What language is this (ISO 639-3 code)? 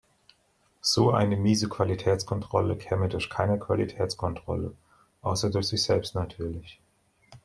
deu